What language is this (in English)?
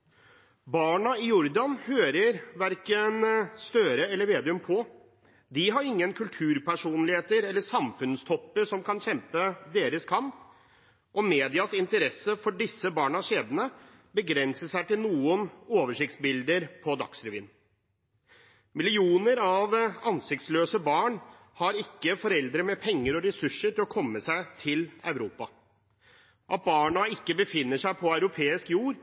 Norwegian Bokmål